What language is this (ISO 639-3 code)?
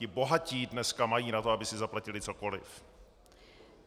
ces